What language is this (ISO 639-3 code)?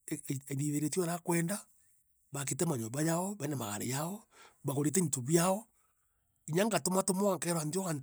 mer